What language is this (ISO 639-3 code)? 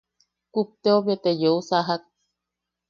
yaq